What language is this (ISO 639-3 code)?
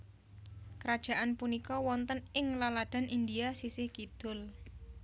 jav